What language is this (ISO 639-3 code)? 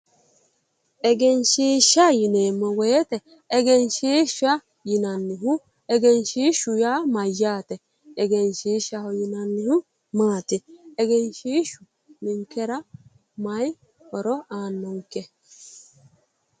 sid